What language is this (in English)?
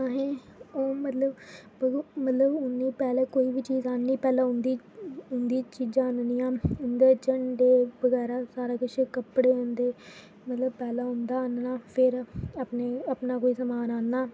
Dogri